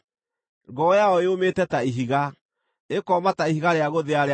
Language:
Kikuyu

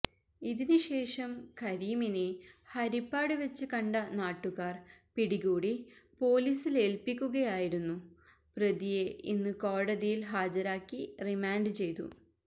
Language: Malayalam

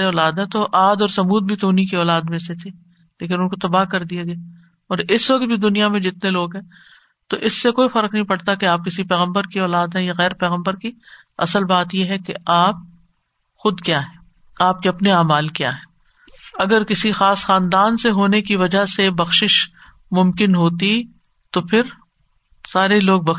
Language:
Urdu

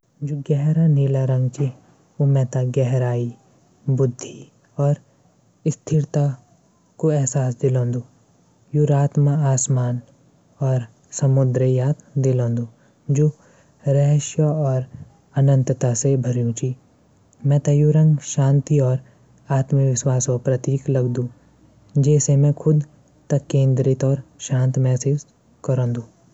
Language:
Garhwali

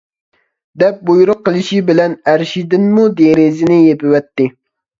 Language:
Uyghur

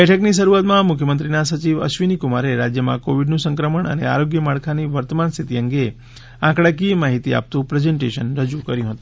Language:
Gujarati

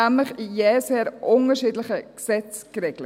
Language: Swiss German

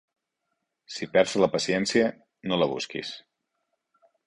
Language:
Catalan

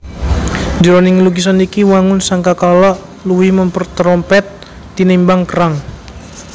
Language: Javanese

